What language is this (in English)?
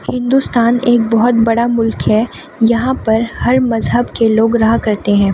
Urdu